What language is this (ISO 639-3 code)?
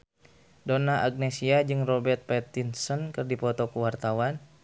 sun